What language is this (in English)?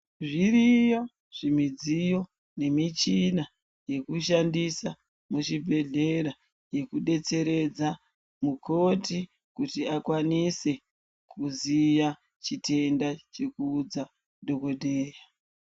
Ndau